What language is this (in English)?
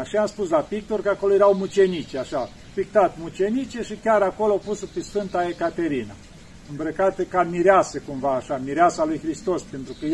Romanian